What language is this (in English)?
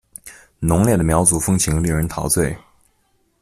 Chinese